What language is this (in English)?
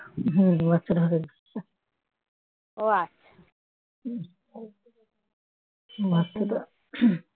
Bangla